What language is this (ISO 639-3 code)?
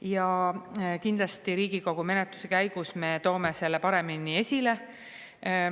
est